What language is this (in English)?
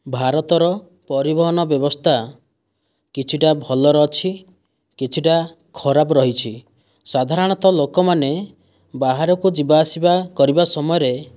Odia